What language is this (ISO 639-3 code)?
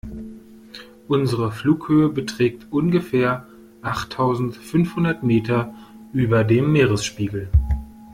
deu